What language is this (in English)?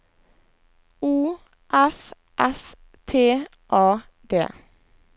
Norwegian